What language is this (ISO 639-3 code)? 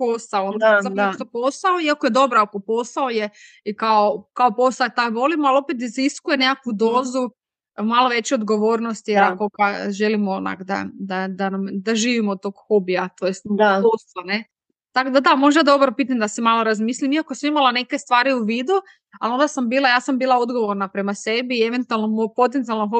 hrv